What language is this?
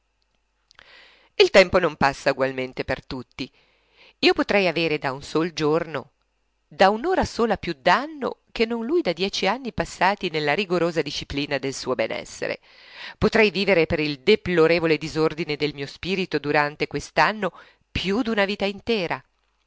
Italian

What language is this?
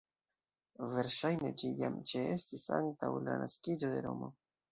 Esperanto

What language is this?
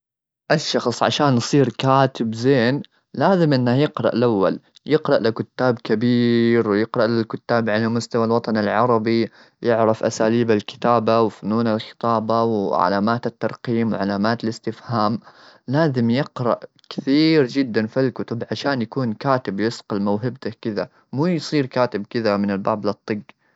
Gulf Arabic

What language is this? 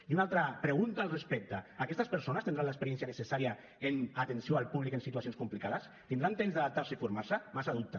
Catalan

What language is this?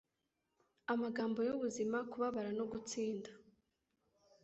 Kinyarwanda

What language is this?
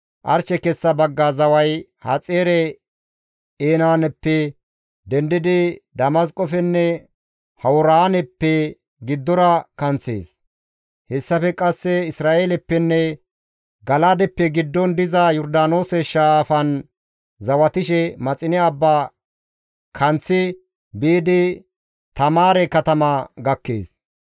Gamo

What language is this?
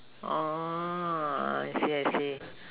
English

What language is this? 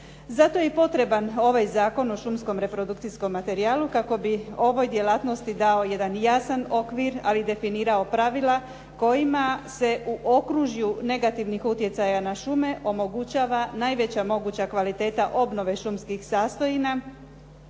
Croatian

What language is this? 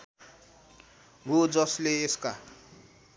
Nepali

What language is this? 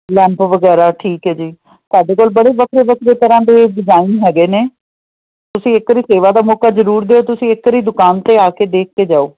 Punjabi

